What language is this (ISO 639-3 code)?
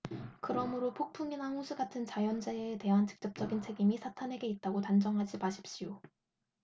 kor